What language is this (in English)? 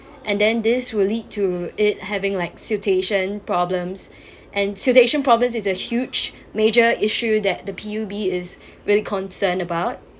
English